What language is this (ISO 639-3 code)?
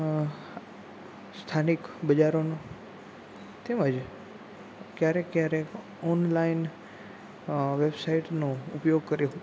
guj